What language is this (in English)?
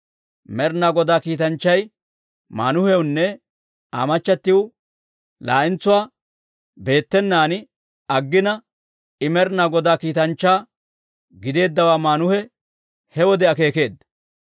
Dawro